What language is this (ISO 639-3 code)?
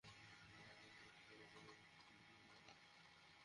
ben